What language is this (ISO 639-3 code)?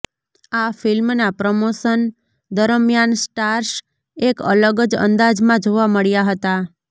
guj